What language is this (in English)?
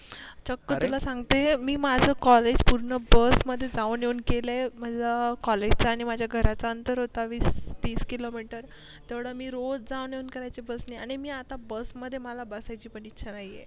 Marathi